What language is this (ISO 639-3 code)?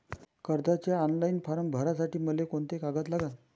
mar